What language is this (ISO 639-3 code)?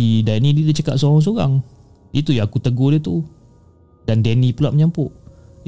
msa